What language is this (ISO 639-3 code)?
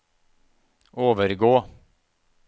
nor